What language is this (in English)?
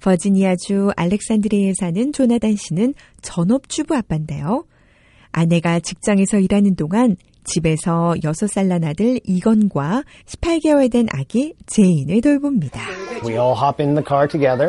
Korean